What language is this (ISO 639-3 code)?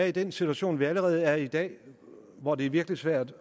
dan